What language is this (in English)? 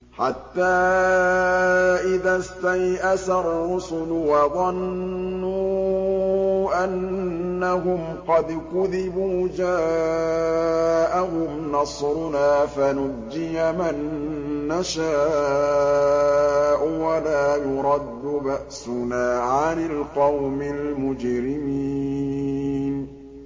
Arabic